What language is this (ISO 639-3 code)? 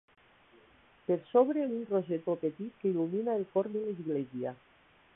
cat